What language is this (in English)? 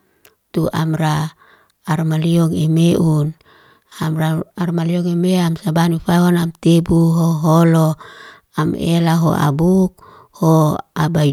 Liana-Seti